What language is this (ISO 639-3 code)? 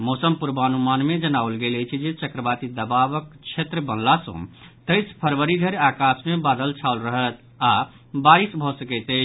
mai